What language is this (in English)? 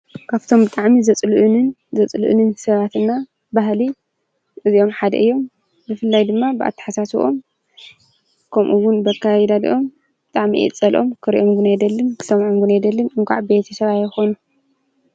Tigrinya